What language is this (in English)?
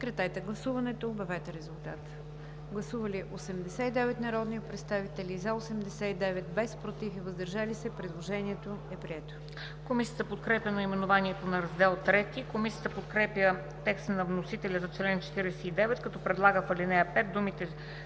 Bulgarian